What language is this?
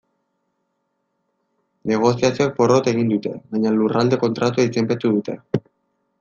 Basque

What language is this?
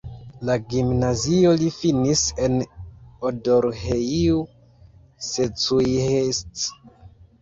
Esperanto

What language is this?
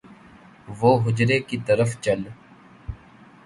Urdu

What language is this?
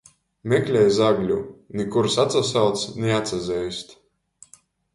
Latgalian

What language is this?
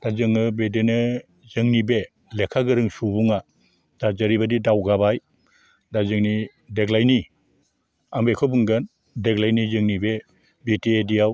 Bodo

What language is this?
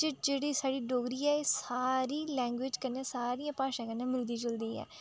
Dogri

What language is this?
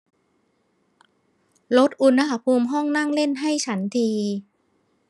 Thai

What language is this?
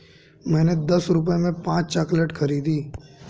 Hindi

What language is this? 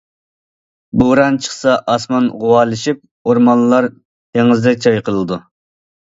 Uyghur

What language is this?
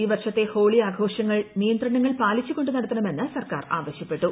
Malayalam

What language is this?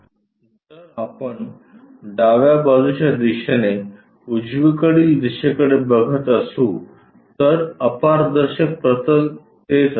Marathi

